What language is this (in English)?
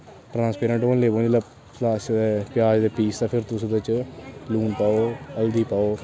Dogri